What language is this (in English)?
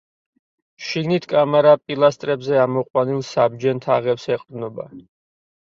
Georgian